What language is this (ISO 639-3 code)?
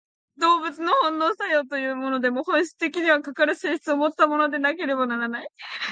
jpn